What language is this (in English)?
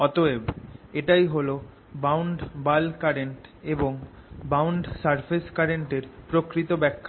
Bangla